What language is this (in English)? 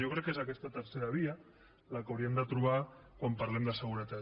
Catalan